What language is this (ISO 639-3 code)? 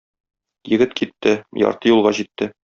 tat